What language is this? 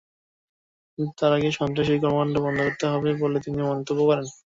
Bangla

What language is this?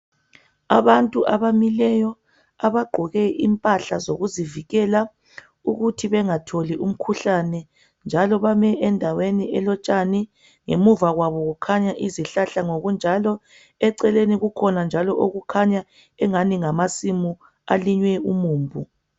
North Ndebele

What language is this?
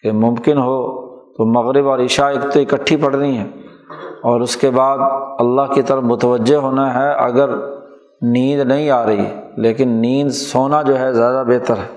Urdu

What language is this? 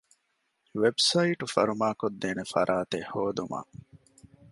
Divehi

